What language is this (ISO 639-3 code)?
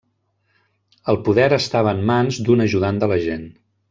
cat